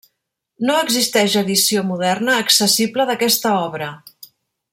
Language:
Catalan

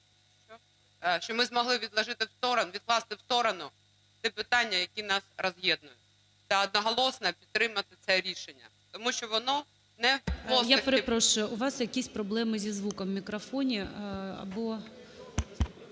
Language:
Ukrainian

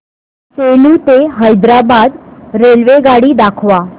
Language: Marathi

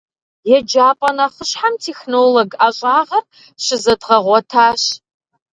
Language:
Kabardian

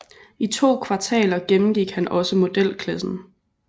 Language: Danish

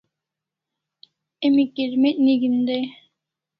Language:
Kalasha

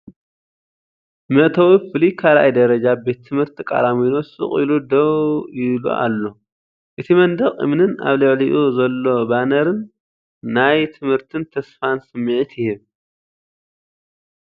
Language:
Tigrinya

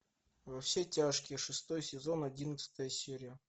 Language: Russian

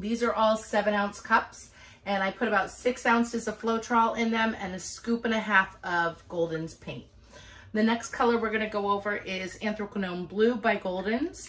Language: English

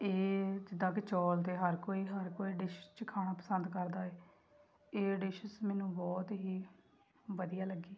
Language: Punjabi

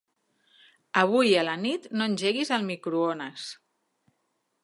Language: Catalan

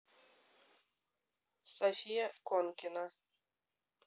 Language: Russian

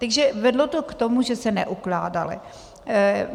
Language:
Czech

